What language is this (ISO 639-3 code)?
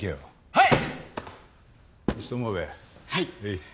jpn